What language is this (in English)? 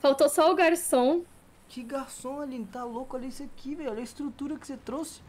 Portuguese